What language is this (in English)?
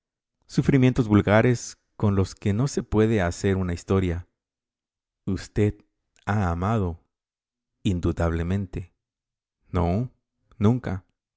Spanish